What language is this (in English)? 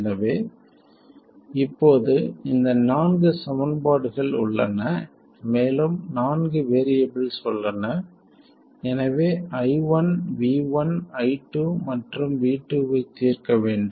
Tamil